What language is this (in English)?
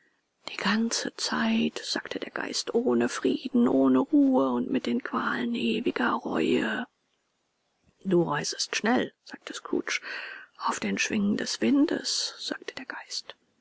German